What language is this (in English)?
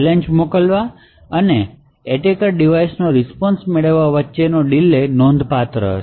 Gujarati